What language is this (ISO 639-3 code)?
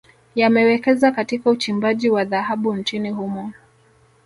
swa